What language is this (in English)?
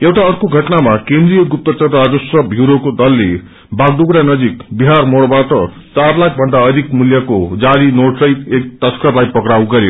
Nepali